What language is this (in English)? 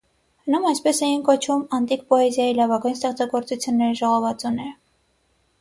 Armenian